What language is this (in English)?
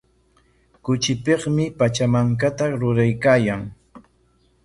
Corongo Ancash Quechua